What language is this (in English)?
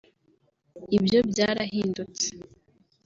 Kinyarwanda